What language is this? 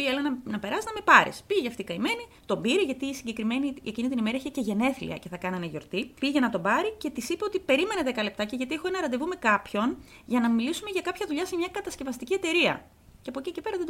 Greek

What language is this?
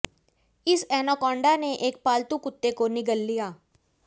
Hindi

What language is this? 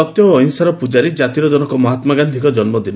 Odia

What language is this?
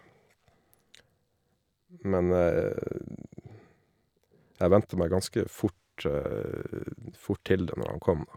Norwegian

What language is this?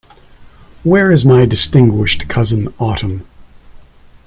English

